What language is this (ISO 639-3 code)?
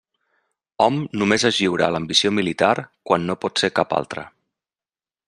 cat